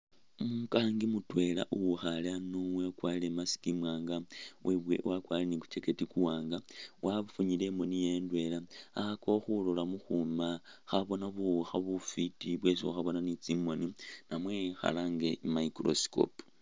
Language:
Masaaba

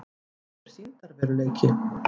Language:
Icelandic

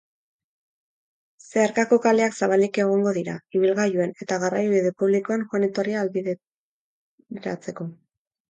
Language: Basque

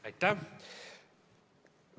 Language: Estonian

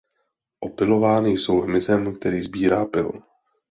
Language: Czech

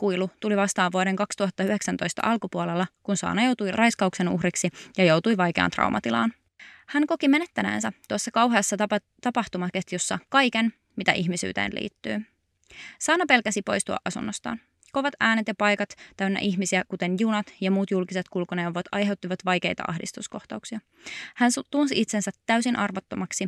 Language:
Finnish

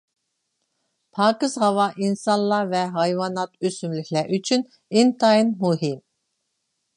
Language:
Uyghur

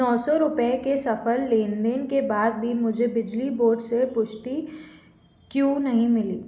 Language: Hindi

